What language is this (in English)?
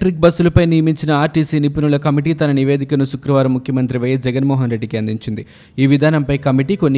Telugu